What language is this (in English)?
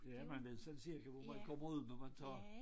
Danish